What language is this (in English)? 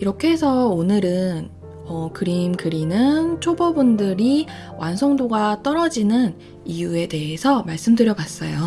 Korean